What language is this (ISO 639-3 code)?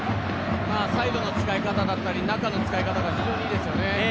jpn